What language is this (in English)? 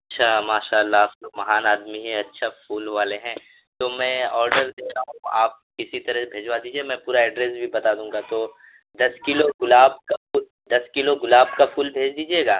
Urdu